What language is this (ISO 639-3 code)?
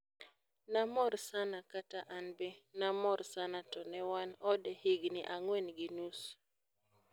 luo